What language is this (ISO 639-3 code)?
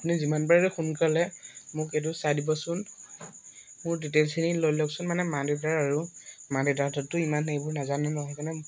asm